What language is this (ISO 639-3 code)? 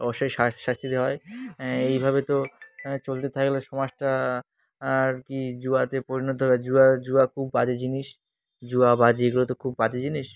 ben